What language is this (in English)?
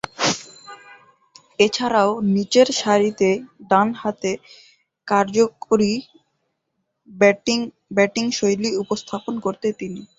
Bangla